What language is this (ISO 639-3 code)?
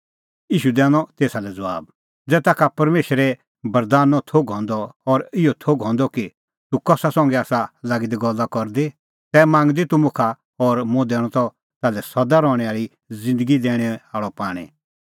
kfx